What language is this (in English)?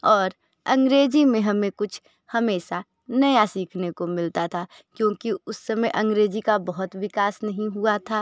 Hindi